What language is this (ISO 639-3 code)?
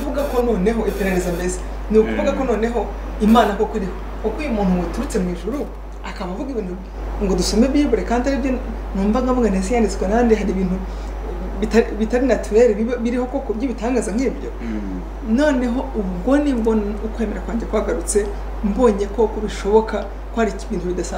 fra